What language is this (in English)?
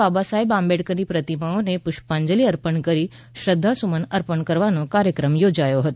Gujarati